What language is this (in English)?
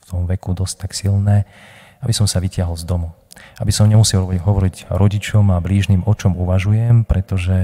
Slovak